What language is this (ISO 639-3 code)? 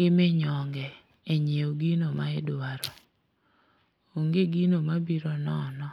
luo